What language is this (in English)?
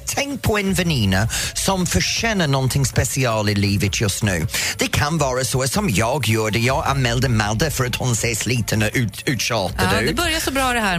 Swedish